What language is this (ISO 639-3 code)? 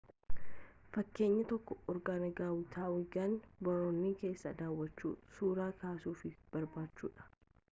orm